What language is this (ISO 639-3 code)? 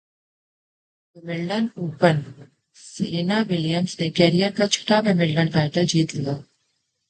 urd